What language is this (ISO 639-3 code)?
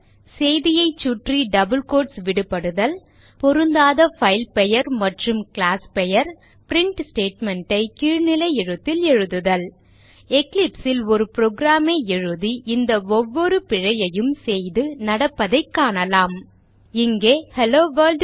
tam